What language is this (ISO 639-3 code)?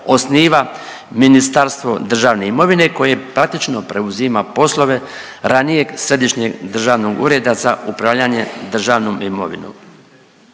hrv